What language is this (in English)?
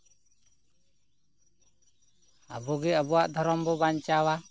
Santali